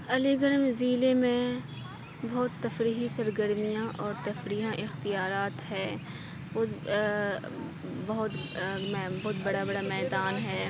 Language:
Urdu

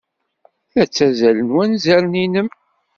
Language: Kabyle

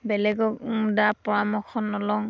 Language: Assamese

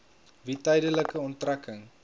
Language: Afrikaans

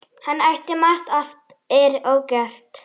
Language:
Icelandic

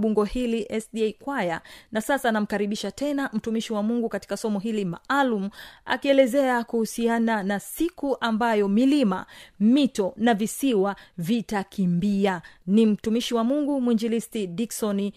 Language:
Swahili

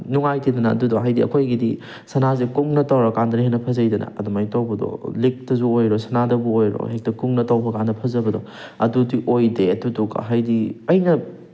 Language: Manipuri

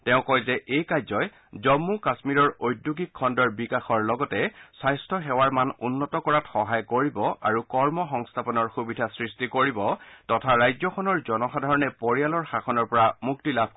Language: Assamese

